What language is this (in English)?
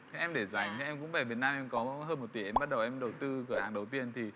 Vietnamese